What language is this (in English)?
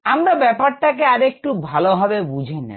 Bangla